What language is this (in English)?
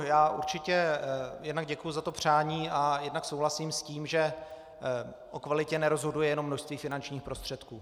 Czech